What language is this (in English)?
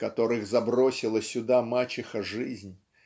Russian